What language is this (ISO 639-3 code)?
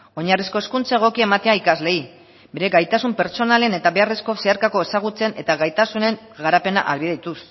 eus